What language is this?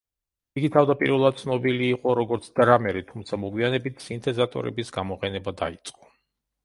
Georgian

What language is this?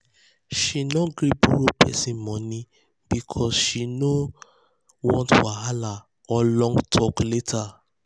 Nigerian Pidgin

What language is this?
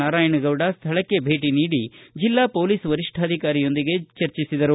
Kannada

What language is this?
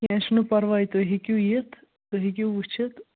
Kashmiri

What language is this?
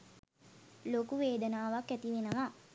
Sinhala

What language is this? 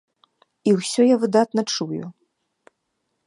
Belarusian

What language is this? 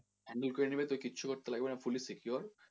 Bangla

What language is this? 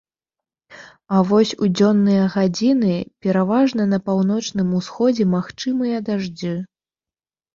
Belarusian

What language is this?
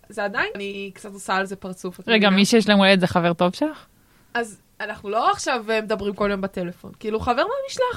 Hebrew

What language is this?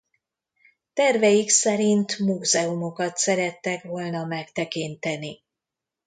Hungarian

